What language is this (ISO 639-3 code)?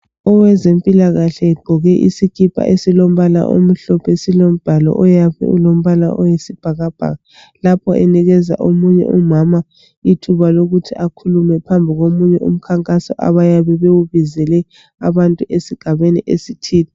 nde